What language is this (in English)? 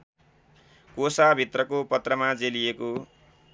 Nepali